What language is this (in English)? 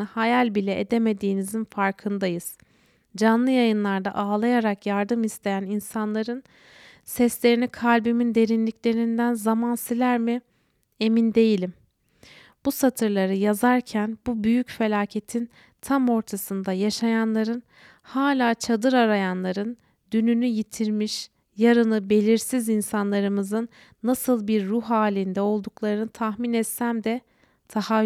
Turkish